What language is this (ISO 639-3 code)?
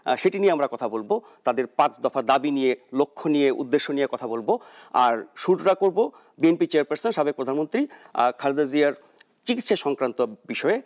ben